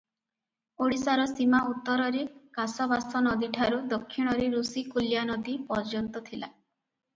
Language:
Odia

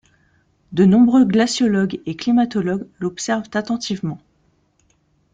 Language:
French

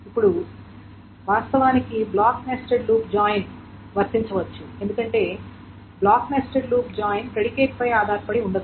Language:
Telugu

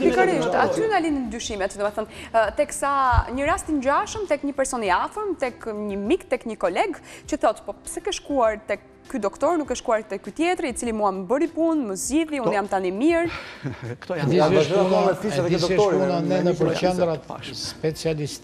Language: Romanian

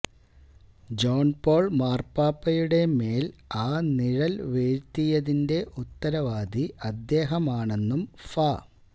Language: Malayalam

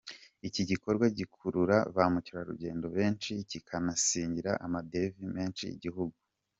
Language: Kinyarwanda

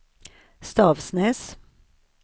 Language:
Swedish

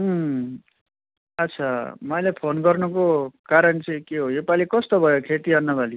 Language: Nepali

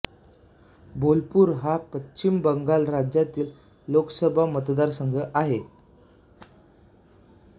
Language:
Marathi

